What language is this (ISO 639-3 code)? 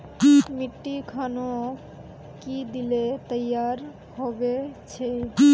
mag